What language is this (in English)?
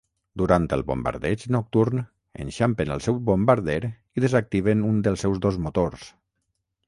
Catalan